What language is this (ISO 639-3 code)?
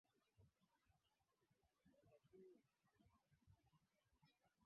swa